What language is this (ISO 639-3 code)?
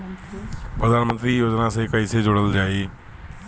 bho